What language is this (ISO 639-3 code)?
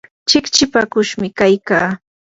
qur